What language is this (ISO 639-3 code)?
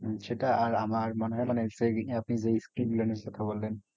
ben